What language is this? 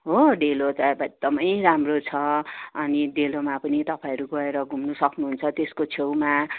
Nepali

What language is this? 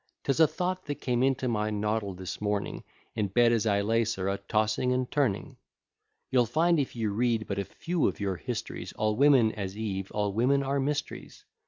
English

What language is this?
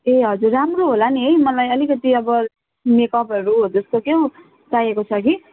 Nepali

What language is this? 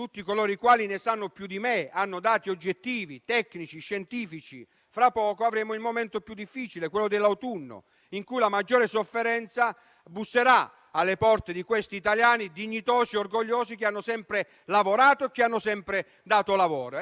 Italian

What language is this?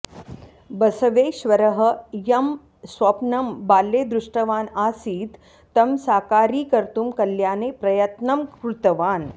Sanskrit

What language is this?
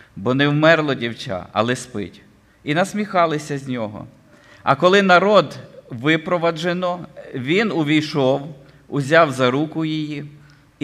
Ukrainian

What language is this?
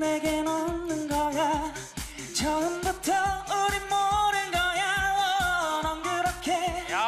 Korean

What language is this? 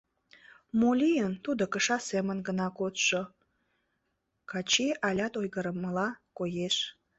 Mari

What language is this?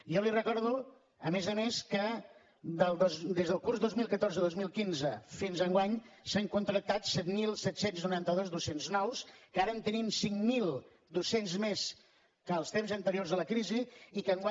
Catalan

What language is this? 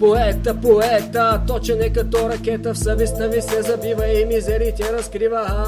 Bulgarian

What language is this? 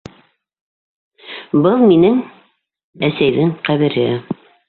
Bashkir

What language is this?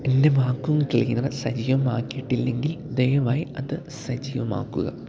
Malayalam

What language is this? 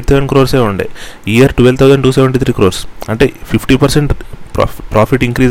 Telugu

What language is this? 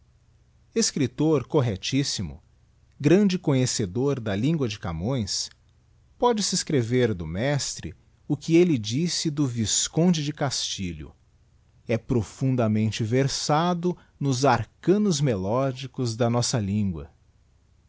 Portuguese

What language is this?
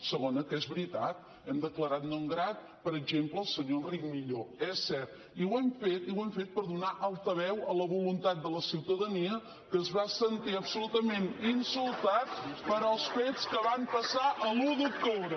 Catalan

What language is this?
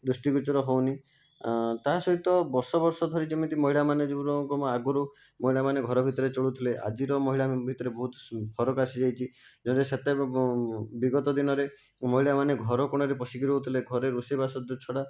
Odia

